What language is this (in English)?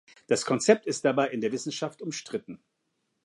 German